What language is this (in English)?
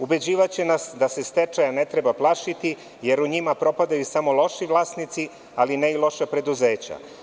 Serbian